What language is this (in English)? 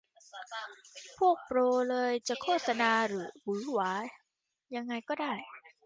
Thai